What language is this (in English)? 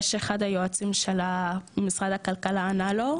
Hebrew